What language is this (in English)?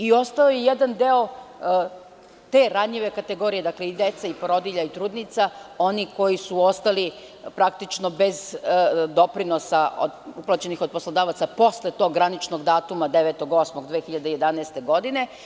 Serbian